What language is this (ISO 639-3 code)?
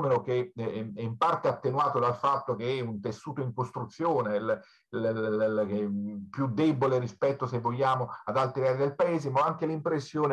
ita